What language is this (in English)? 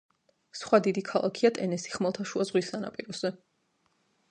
Georgian